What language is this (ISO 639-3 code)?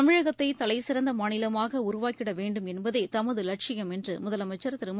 tam